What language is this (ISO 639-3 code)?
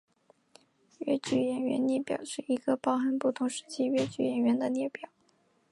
zho